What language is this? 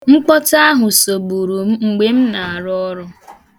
Igbo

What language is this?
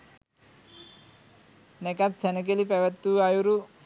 Sinhala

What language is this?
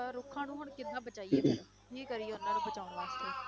Punjabi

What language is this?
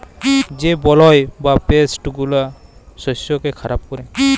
Bangla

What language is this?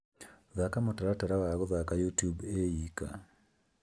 Kikuyu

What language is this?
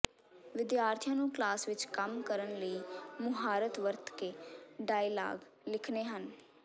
Punjabi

